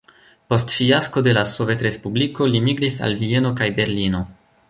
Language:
Esperanto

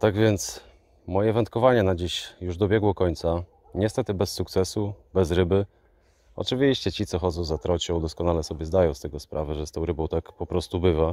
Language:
Polish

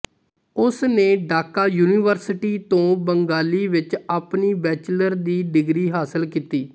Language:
Punjabi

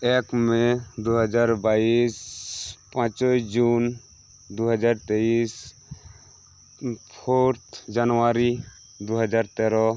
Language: Santali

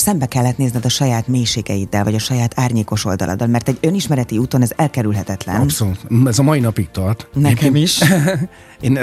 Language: Hungarian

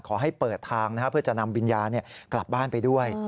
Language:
Thai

